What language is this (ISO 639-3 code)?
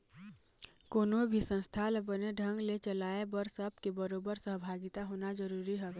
hne